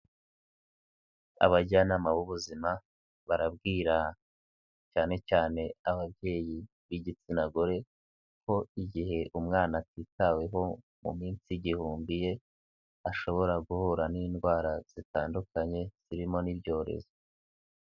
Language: Kinyarwanda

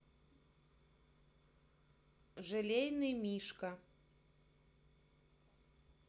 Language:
Russian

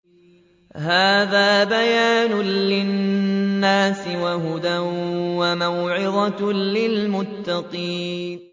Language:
Arabic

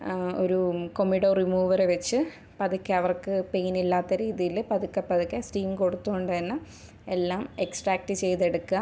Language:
Malayalam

